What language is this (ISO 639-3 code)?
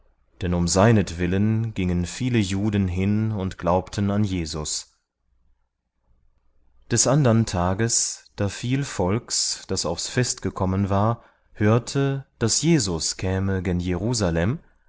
deu